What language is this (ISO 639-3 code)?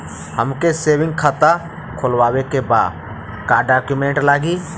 bho